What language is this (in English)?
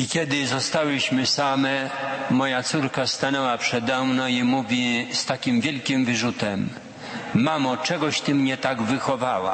Polish